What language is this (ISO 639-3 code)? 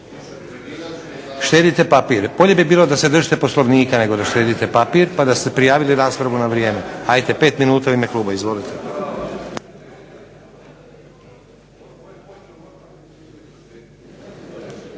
hrv